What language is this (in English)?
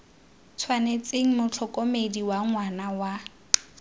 Tswana